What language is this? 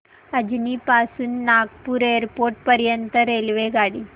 Marathi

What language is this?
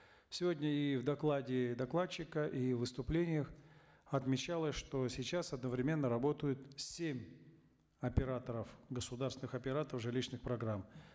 Kazakh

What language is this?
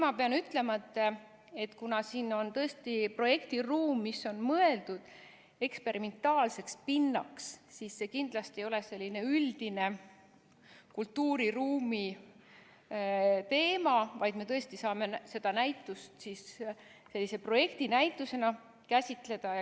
Estonian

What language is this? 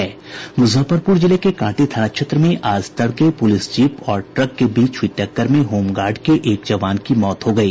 Hindi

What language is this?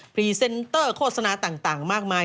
Thai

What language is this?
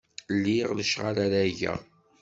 Kabyle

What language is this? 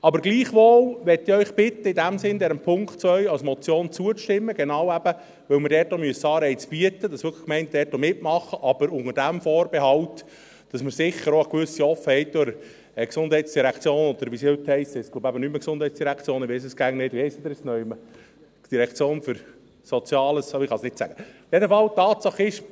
Swiss German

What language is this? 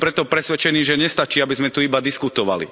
Slovak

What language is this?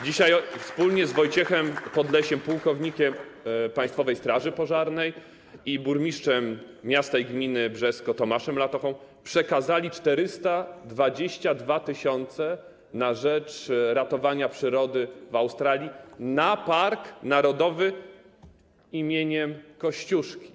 Polish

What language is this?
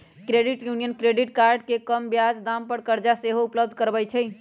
Magahi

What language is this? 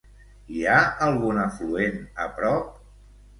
Catalan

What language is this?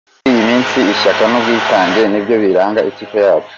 Kinyarwanda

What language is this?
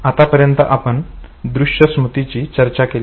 Marathi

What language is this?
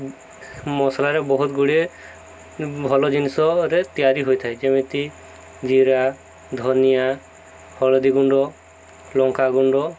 Odia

